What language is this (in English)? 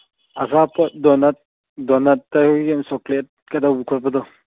Manipuri